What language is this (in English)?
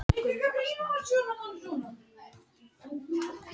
Icelandic